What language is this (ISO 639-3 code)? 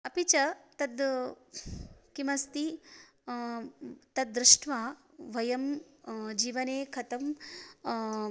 san